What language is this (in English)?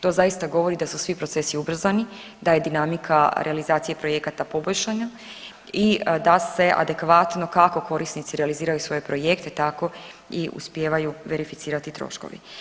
Croatian